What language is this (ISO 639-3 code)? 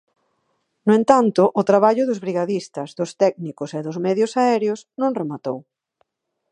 glg